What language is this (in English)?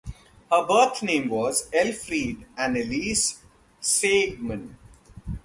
English